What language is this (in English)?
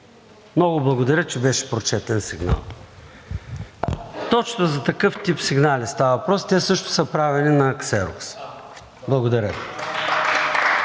Bulgarian